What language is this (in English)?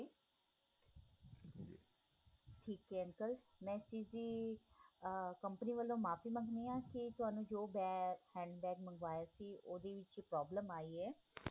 Punjabi